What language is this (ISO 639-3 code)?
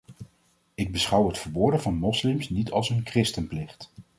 nld